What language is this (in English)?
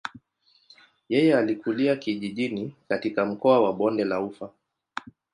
Swahili